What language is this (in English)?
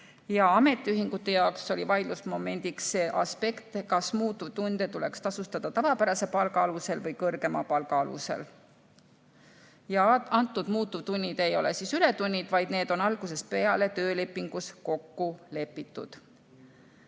Estonian